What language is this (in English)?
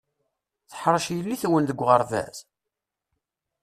Kabyle